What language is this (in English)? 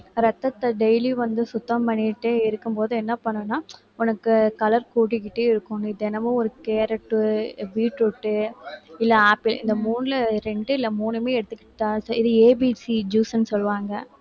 Tamil